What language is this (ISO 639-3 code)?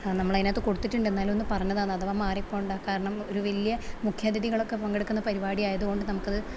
mal